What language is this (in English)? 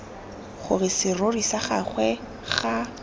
Tswana